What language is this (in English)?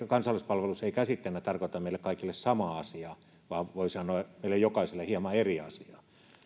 Finnish